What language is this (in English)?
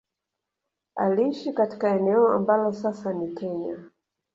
Swahili